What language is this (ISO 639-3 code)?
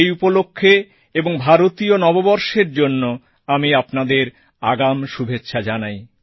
ben